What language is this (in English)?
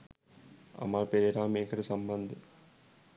Sinhala